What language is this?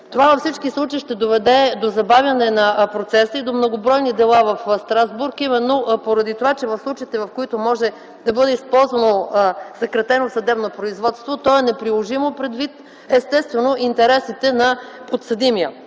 Bulgarian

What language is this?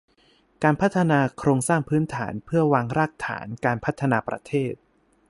Thai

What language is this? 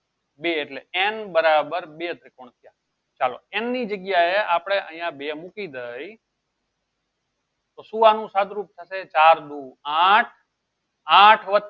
Gujarati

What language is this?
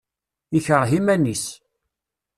Kabyle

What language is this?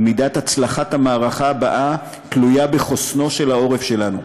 Hebrew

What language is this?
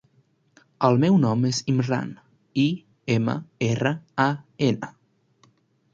Catalan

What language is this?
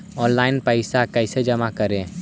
Magahi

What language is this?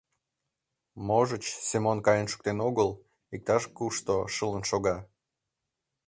Mari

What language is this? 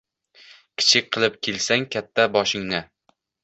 Uzbek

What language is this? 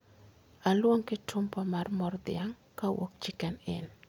Luo (Kenya and Tanzania)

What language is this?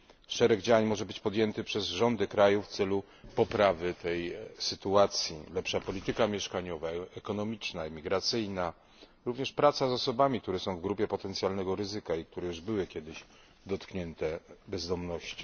Polish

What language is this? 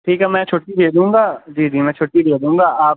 Urdu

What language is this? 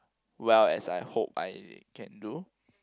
English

